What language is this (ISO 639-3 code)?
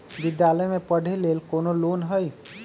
mag